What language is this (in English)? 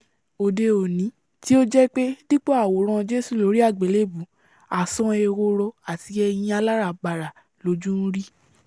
Yoruba